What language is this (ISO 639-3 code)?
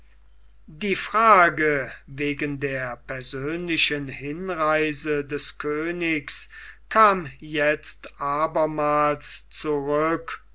deu